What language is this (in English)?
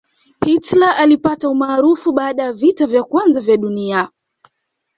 Swahili